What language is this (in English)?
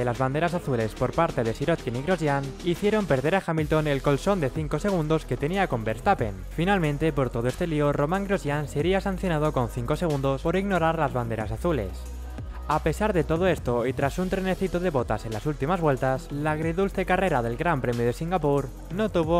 Spanish